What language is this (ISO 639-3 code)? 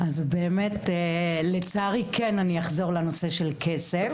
heb